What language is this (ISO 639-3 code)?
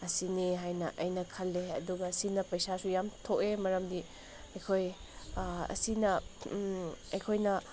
mni